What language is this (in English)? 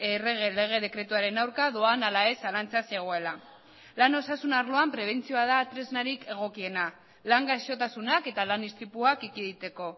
Basque